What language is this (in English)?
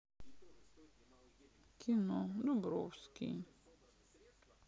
Russian